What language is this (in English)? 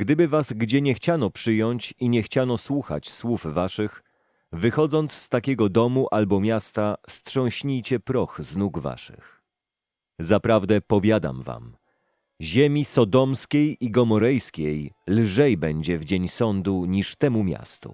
Polish